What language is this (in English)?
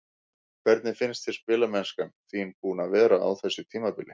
Icelandic